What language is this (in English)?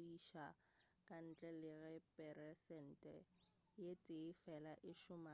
Northern Sotho